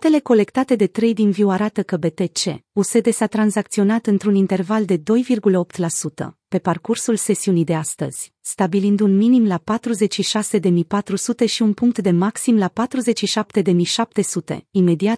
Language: Romanian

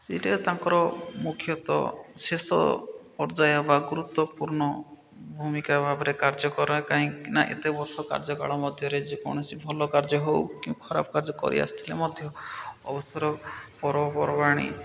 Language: Odia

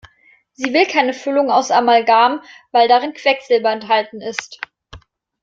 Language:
German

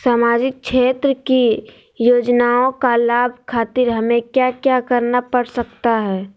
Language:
Magahi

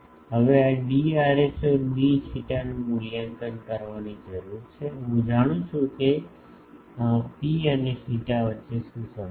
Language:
Gujarati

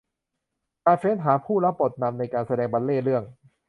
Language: Thai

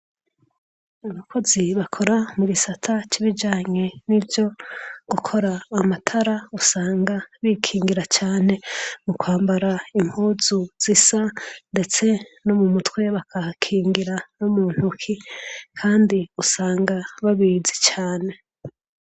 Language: Rundi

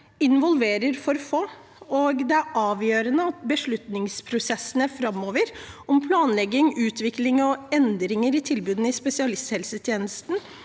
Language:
Norwegian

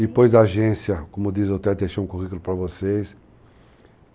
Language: Portuguese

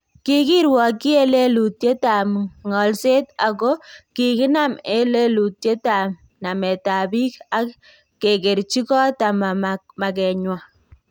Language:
Kalenjin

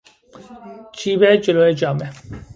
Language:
Persian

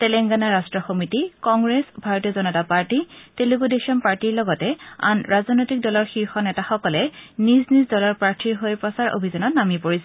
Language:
Assamese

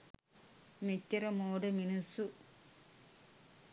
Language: Sinhala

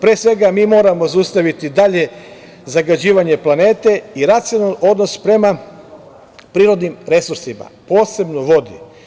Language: Serbian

